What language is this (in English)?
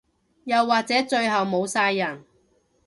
Cantonese